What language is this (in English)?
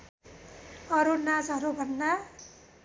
Nepali